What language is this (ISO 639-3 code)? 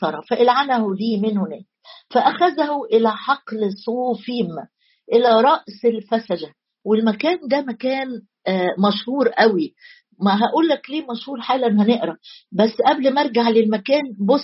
ara